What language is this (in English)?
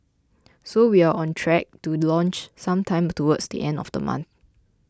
English